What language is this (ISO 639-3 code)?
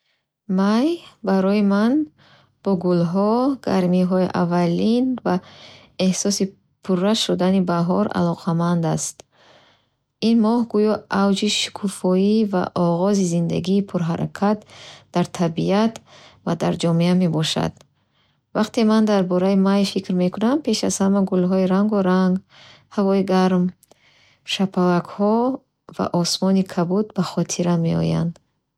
bhh